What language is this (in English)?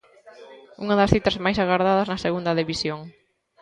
Galician